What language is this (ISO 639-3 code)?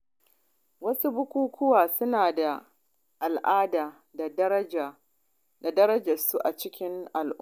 hau